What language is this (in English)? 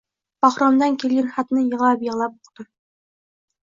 Uzbek